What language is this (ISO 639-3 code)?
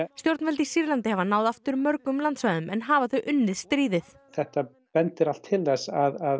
isl